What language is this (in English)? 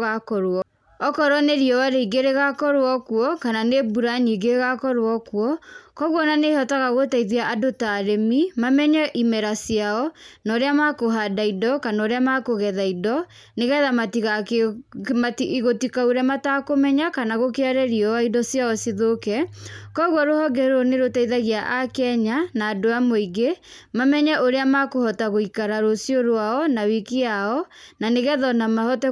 Kikuyu